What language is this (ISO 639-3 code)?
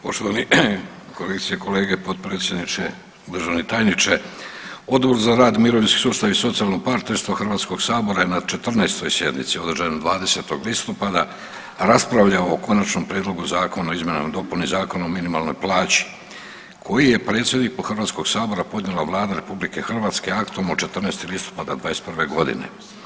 hrv